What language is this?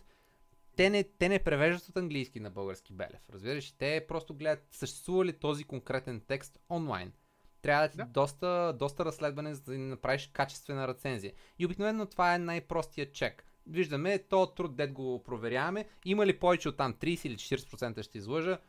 Bulgarian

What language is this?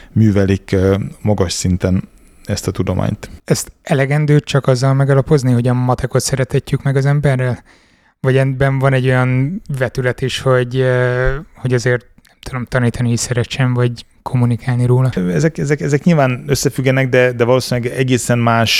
Hungarian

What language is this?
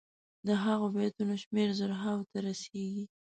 Pashto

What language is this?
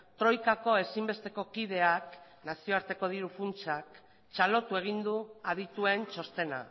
Basque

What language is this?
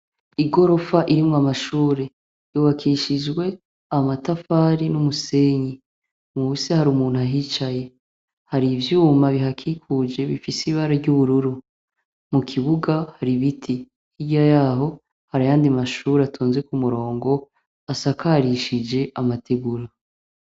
Rundi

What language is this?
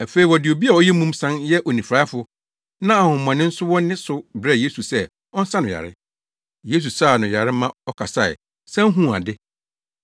Akan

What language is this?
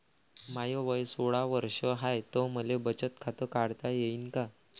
Marathi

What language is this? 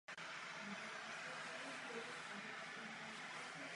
Czech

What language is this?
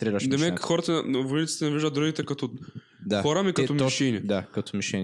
Bulgarian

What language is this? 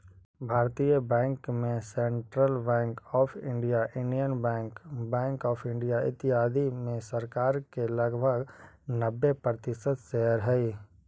Magahi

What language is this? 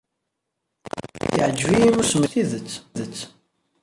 Kabyle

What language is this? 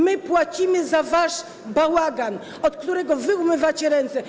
Polish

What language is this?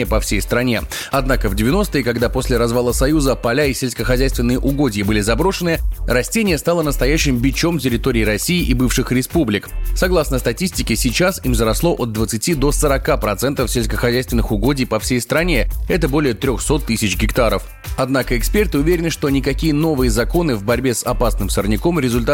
Russian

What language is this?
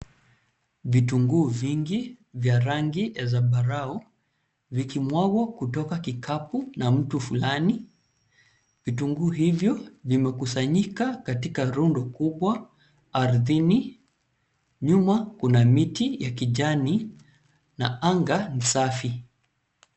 Swahili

